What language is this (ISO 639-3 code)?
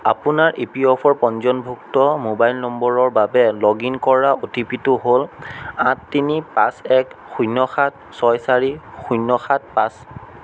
asm